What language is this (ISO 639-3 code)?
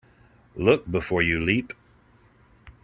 eng